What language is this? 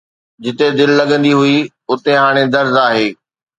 Sindhi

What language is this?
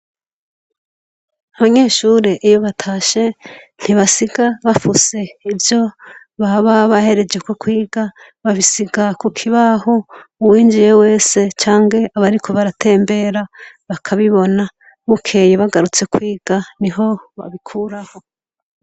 Rundi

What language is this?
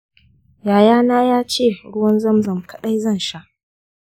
Hausa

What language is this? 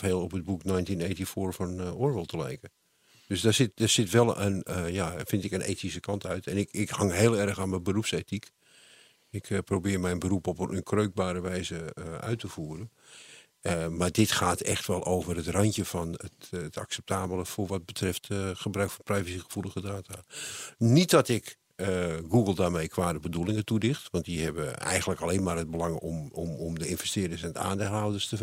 Dutch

